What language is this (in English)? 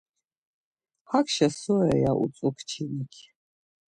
Laz